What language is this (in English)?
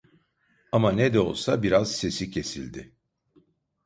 Turkish